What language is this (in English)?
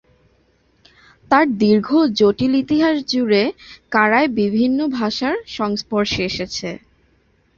Bangla